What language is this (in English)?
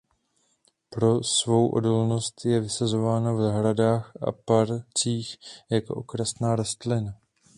Czech